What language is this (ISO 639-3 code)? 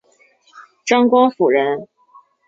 zho